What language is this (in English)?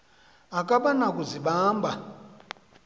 Xhosa